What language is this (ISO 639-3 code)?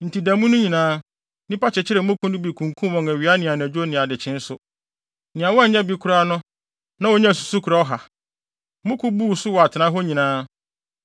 aka